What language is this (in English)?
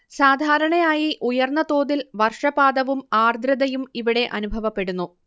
Malayalam